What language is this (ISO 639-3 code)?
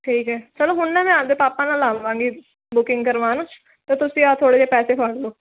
pan